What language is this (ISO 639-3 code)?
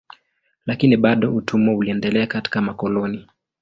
swa